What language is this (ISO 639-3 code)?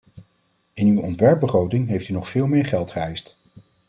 nld